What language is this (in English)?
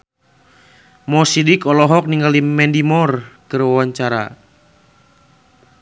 Sundanese